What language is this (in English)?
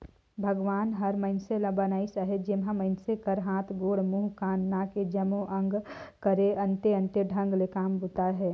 Chhattisgarhi